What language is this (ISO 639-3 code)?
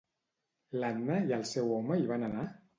cat